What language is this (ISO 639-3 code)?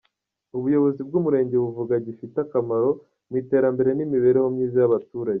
kin